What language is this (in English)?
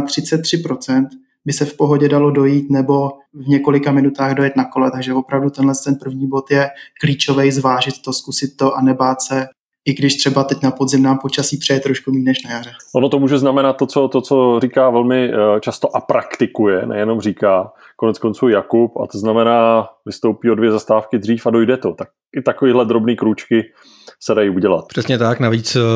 Czech